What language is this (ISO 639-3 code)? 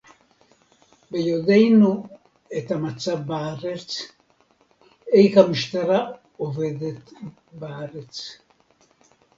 heb